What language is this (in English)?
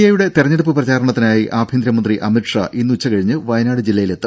Malayalam